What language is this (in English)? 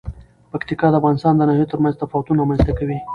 Pashto